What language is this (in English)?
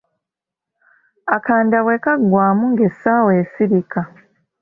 Ganda